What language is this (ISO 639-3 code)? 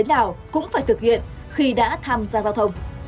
vie